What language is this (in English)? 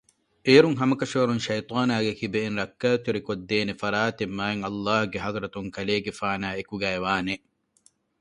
Divehi